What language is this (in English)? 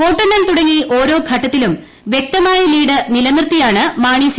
Malayalam